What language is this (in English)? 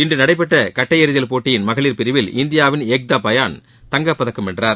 Tamil